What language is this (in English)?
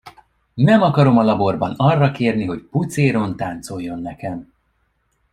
Hungarian